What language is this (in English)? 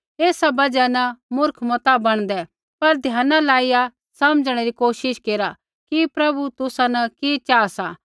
Kullu Pahari